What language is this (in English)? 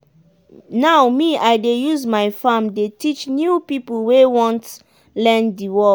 Nigerian Pidgin